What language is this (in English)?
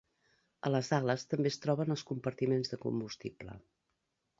Catalan